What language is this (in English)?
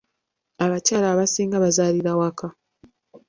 Ganda